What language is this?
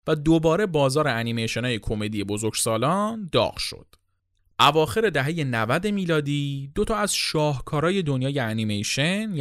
Persian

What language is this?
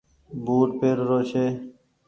Goaria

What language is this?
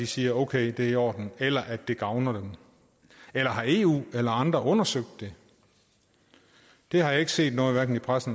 Danish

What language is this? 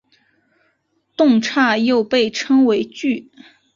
Chinese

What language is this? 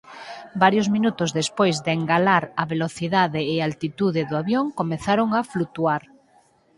Galician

